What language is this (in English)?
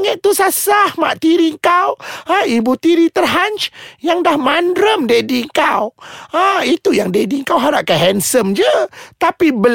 Malay